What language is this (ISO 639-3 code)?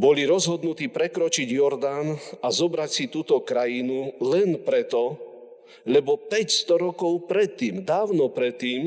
slk